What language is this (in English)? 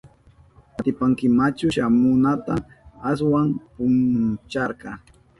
Southern Pastaza Quechua